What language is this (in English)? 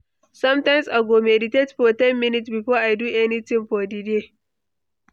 Nigerian Pidgin